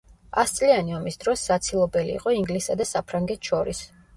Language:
Georgian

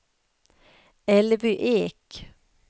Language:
Swedish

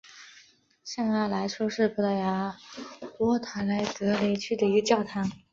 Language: Chinese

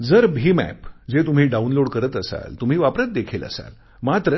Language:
Marathi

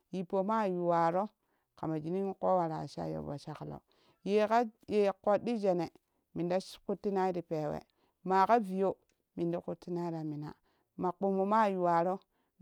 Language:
Kushi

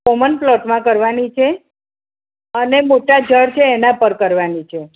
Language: Gujarati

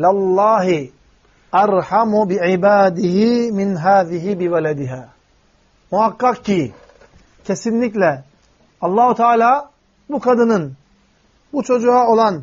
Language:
Turkish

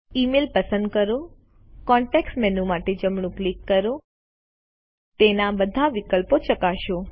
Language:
Gujarati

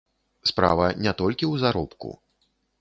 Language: Belarusian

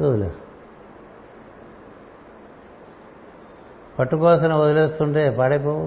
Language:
Telugu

